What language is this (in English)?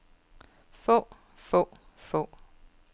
Danish